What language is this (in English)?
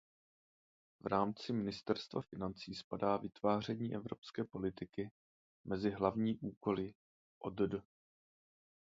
Czech